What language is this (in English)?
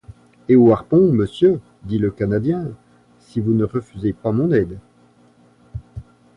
French